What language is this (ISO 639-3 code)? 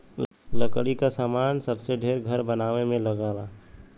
bho